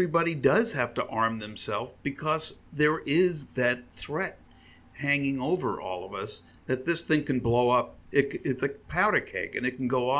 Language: English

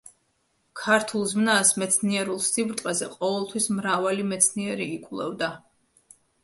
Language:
Georgian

